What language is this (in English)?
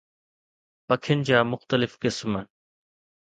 Sindhi